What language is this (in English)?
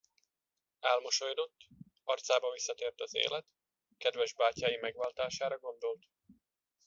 Hungarian